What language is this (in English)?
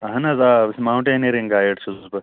Kashmiri